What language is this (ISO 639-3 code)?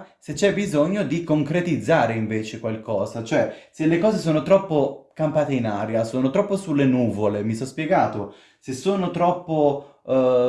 ita